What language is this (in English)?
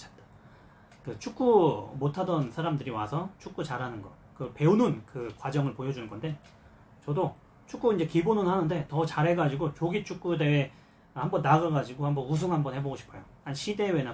Korean